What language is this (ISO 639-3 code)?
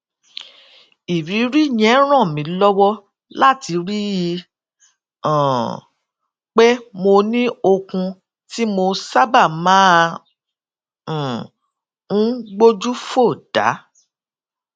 yor